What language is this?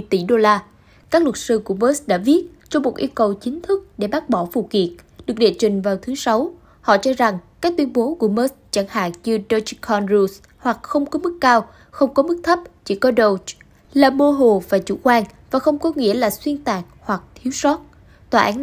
Vietnamese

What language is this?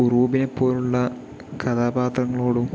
Malayalam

